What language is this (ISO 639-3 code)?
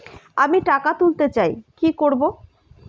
ben